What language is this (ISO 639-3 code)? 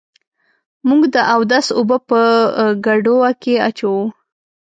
pus